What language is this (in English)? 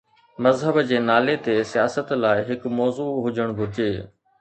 Sindhi